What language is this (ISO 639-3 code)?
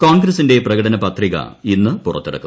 mal